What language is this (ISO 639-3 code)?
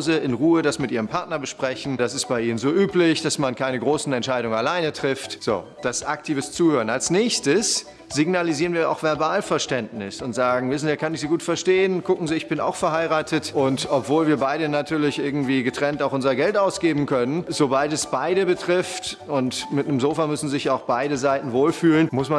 deu